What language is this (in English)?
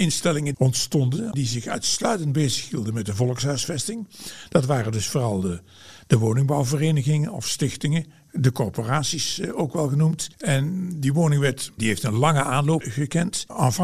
Dutch